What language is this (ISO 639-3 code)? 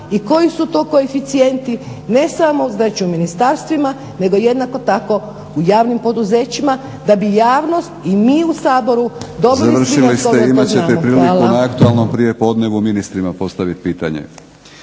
hrv